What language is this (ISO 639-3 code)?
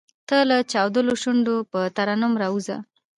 pus